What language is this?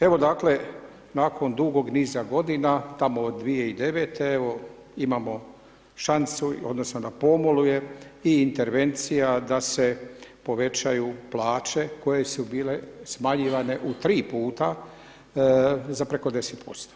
Croatian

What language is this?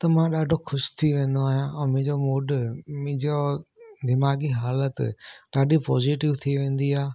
Sindhi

